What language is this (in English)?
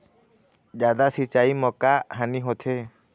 Chhattisgarhi